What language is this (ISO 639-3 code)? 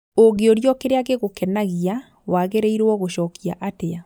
kik